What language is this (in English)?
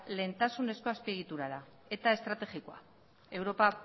Basque